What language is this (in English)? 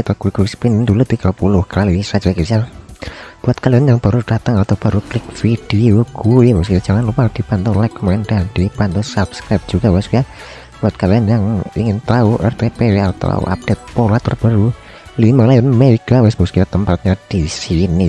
Indonesian